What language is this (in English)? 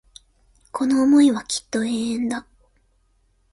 Japanese